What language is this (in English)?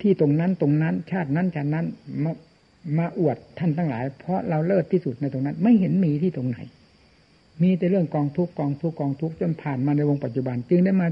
Thai